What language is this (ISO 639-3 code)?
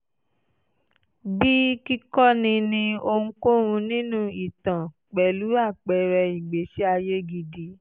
yor